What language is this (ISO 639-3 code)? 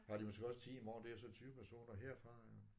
dan